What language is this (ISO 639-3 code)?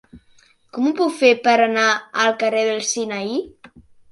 cat